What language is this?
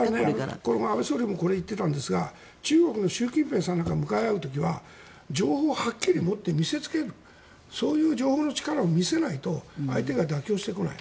Japanese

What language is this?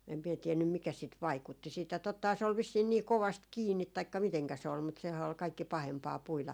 Finnish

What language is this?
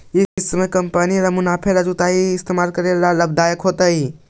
Magahi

